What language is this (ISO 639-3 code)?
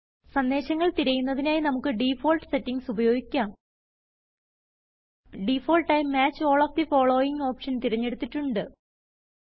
mal